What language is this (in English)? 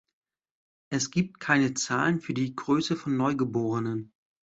German